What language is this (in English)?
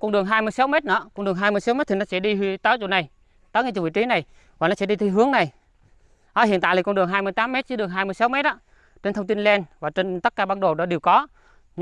Vietnamese